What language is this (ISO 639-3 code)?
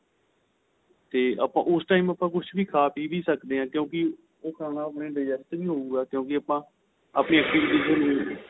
pan